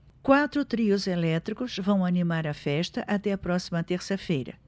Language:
Portuguese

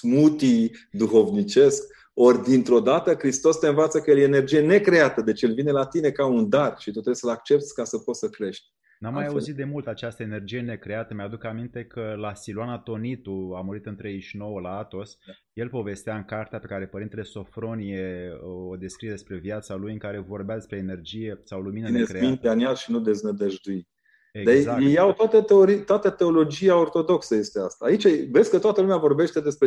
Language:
Romanian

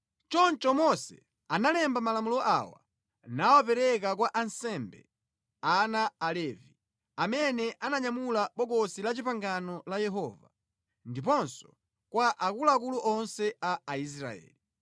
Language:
Nyanja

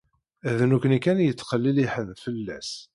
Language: Kabyle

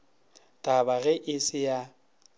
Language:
Northern Sotho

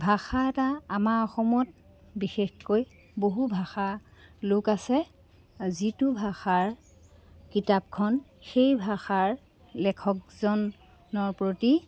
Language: Assamese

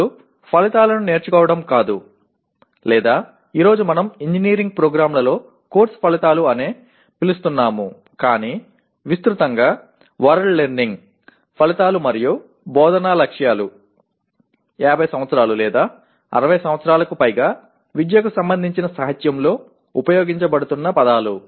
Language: Telugu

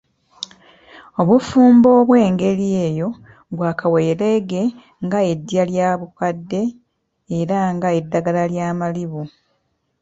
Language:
Ganda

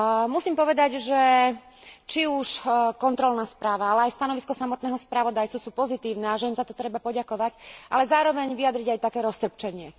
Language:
Slovak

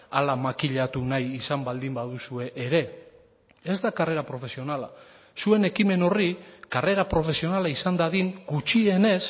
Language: Basque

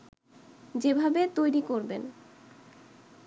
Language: Bangla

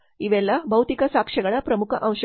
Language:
Kannada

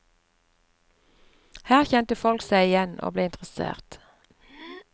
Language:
Norwegian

